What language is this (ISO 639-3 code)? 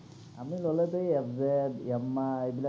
asm